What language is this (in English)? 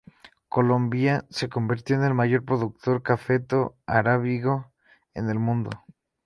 Spanish